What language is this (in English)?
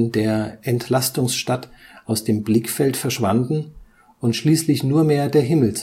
German